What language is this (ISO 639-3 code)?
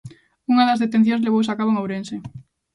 glg